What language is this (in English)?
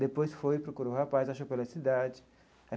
Portuguese